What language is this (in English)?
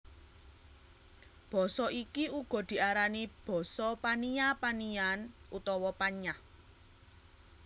Javanese